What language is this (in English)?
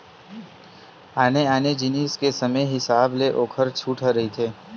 Chhattisgarhi